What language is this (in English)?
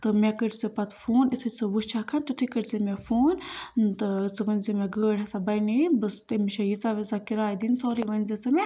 Kashmiri